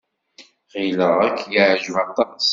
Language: Kabyle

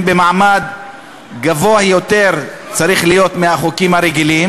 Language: Hebrew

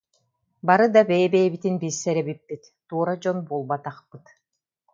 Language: Yakut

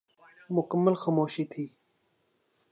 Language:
Urdu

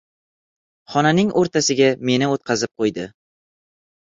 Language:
Uzbek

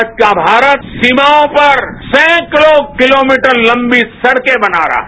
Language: Hindi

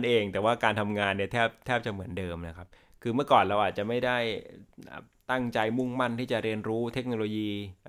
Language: Thai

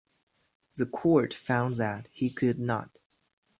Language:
English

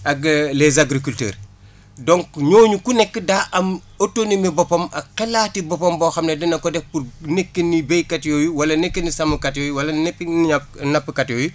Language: Wolof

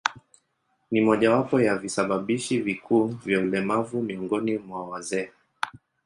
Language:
Swahili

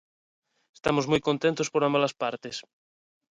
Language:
Galician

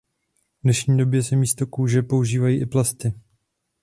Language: Czech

